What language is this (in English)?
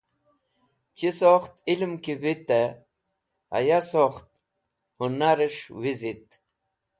Wakhi